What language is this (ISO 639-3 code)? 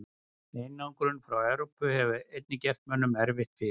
isl